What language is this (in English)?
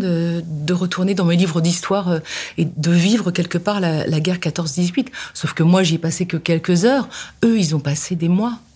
French